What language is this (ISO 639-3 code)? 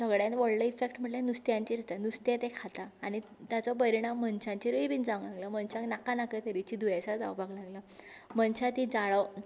kok